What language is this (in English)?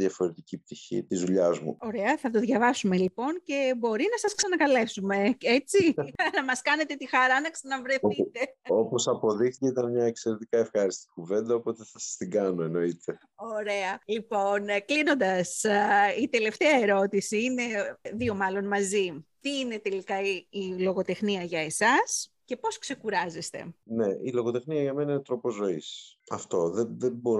Greek